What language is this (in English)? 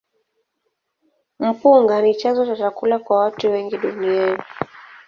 Swahili